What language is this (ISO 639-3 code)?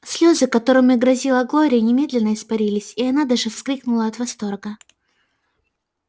rus